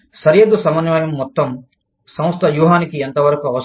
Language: Telugu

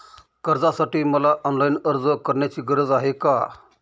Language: Marathi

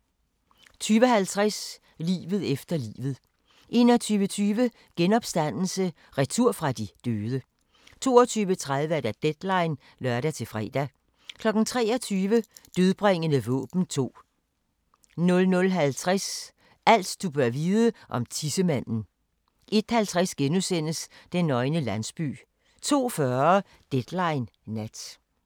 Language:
Danish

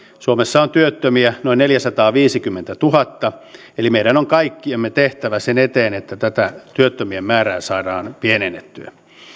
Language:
Finnish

